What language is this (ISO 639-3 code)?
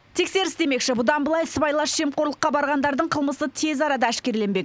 kaz